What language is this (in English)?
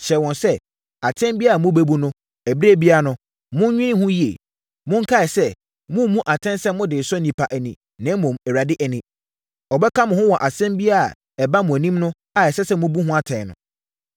Akan